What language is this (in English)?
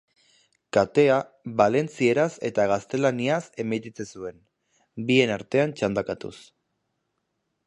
Basque